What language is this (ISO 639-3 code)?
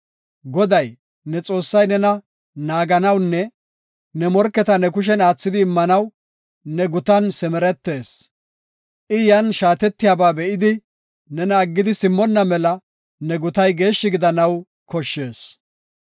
gof